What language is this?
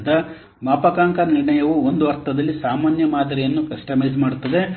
Kannada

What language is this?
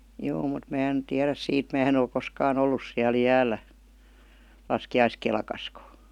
Finnish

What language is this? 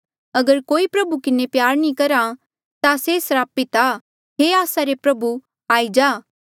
Mandeali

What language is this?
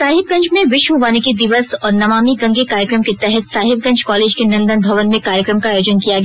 Hindi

